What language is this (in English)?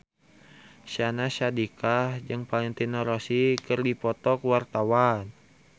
Sundanese